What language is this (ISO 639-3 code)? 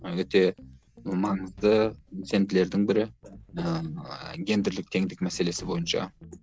kaz